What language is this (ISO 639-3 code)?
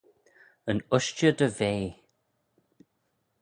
glv